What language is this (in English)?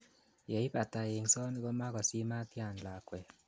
Kalenjin